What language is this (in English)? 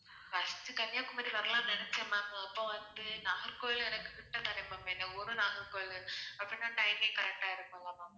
Tamil